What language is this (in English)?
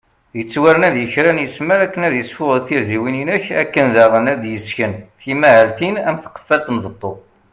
Kabyle